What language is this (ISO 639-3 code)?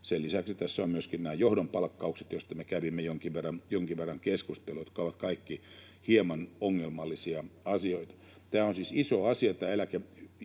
fin